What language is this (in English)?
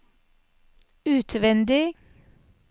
Norwegian